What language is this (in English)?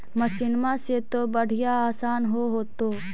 Magahi